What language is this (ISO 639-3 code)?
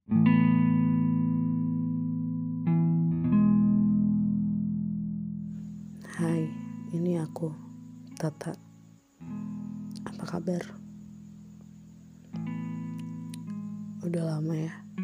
ind